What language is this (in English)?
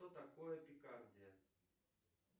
Russian